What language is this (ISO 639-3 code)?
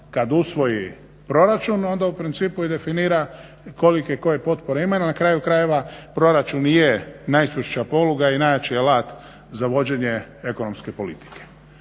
hrv